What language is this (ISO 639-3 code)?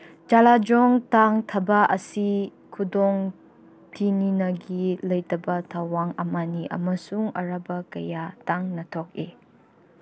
mni